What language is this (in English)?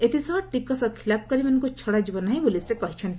Odia